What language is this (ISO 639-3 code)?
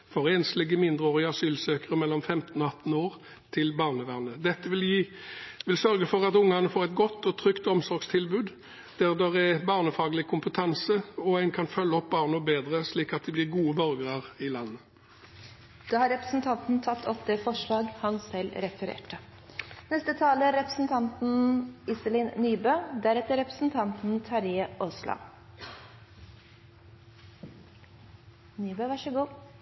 nor